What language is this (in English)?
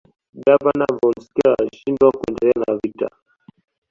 Swahili